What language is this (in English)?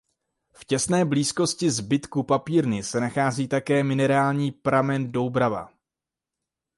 Czech